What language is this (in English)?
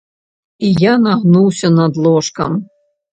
Belarusian